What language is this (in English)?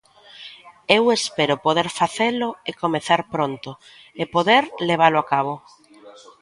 Galician